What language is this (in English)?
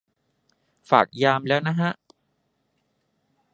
Thai